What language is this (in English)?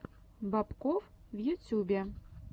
Russian